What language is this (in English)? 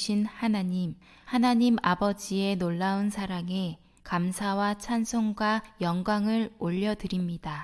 Korean